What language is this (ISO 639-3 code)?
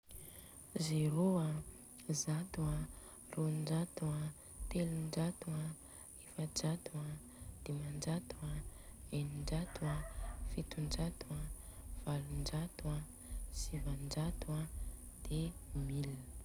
bzc